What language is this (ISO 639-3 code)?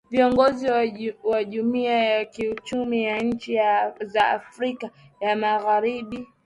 swa